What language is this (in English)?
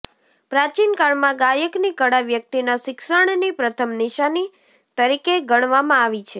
Gujarati